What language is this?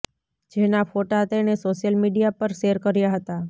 Gujarati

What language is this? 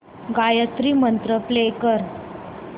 Marathi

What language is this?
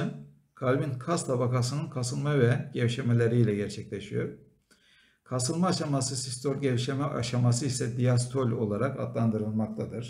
Turkish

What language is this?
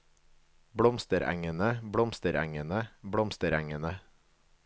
Norwegian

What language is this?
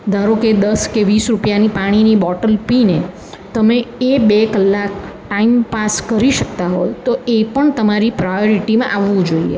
Gujarati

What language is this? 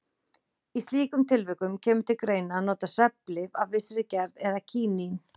Icelandic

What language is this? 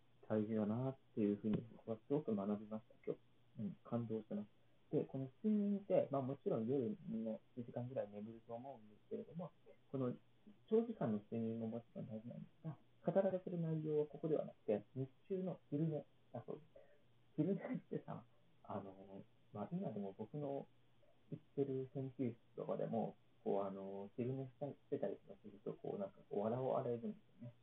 Japanese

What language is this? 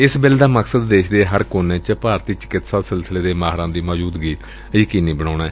Punjabi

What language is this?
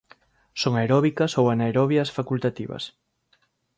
Galician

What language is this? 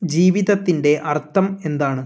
Malayalam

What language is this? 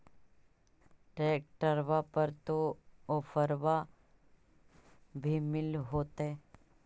Magahi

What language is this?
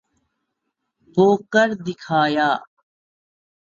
Urdu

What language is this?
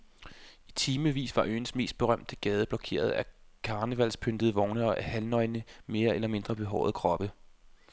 Danish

